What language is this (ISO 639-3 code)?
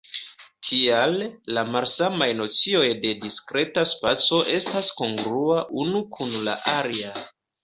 epo